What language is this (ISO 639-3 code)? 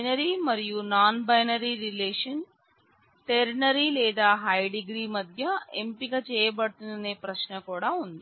tel